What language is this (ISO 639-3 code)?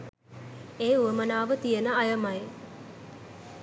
sin